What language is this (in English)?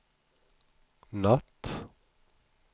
Swedish